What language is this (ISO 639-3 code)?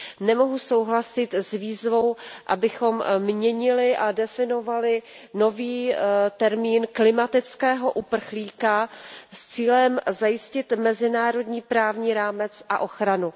ces